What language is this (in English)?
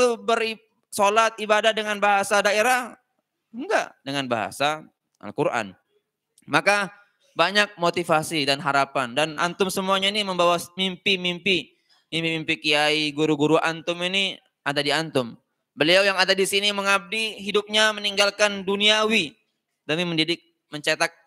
Indonesian